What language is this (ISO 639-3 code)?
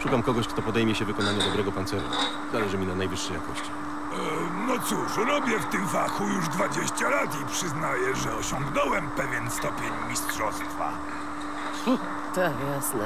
pol